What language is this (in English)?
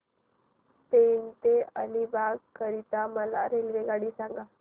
Marathi